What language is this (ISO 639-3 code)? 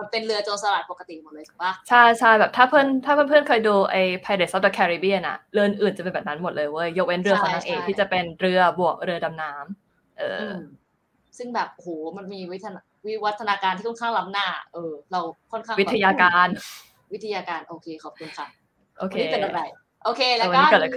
tha